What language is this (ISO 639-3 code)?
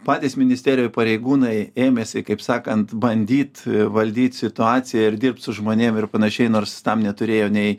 lit